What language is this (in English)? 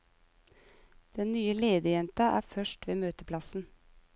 Norwegian